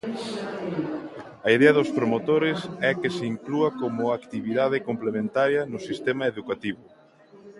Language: Galician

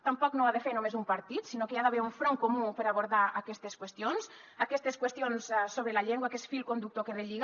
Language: Catalan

